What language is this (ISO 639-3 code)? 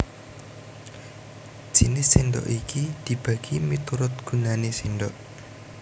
jav